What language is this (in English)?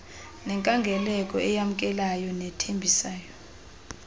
Xhosa